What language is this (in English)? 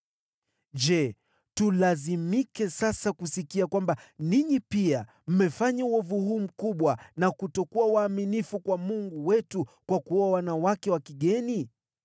Swahili